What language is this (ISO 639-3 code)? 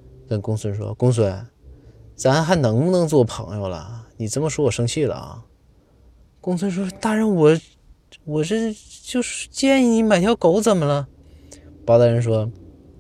zho